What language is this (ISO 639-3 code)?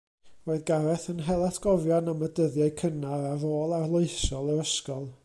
cym